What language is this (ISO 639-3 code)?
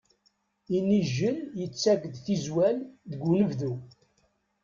kab